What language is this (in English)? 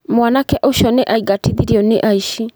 Kikuyu